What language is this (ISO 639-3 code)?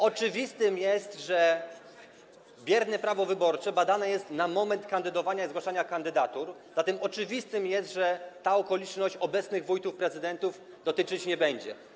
pol